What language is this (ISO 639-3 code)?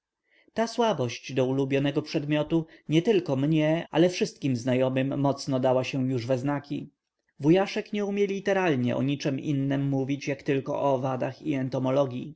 pol